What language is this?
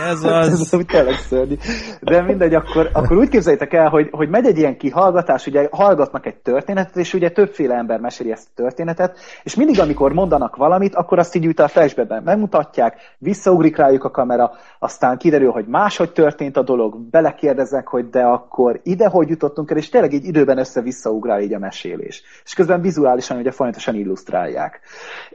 Hungarian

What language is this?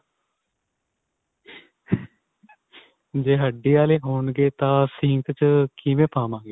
Punjabi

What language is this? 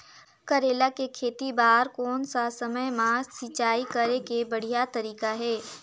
Chhattisgarhi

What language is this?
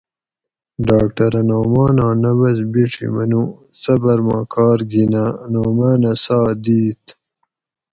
Gawri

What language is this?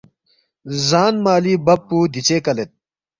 Balti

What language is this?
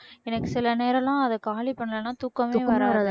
Tamil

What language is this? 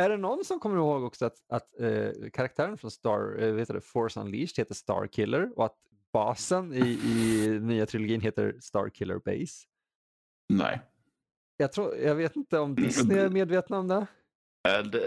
Swedish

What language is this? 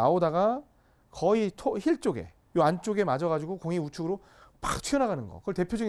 Korean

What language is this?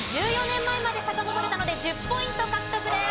Japanese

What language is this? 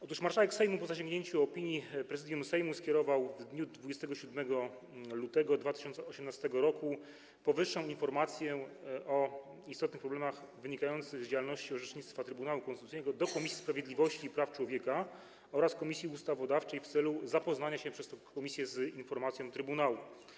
Polish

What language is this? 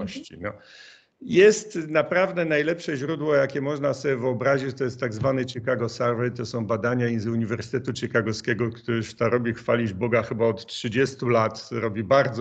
Polish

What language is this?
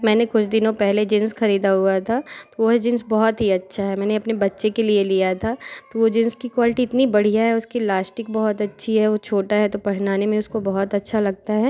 Hindi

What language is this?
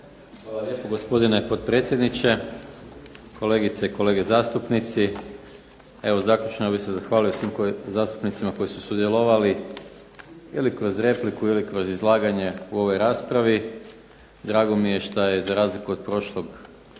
Croatian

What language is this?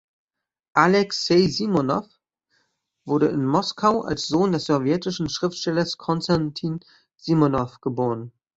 German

